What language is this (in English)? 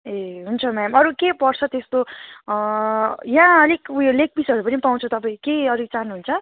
Nepali